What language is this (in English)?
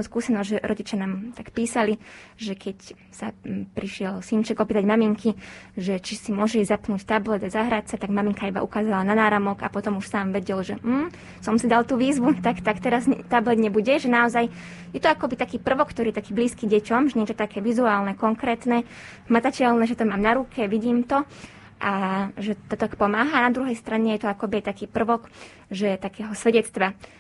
Slovak